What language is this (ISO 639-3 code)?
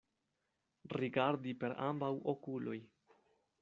epo